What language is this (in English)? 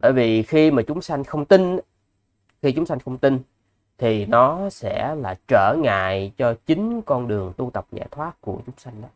Vietnamese